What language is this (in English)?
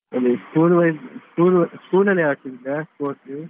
Kannada